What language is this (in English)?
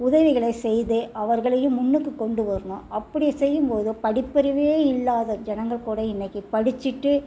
Tamil